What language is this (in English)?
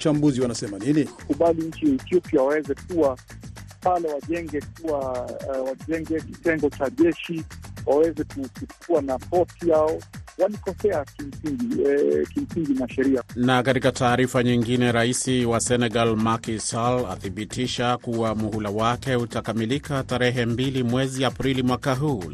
Swahili